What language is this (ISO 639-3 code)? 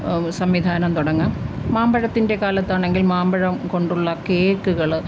mal